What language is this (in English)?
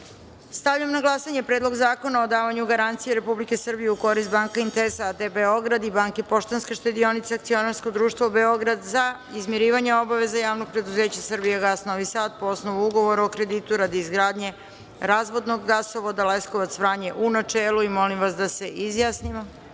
Serbian